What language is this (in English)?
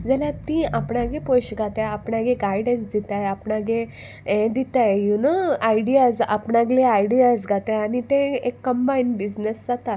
Konkani